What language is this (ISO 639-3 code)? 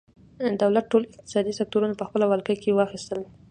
pus